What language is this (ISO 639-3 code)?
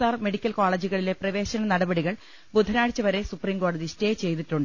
mal